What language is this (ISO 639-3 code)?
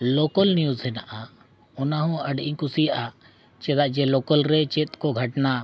sat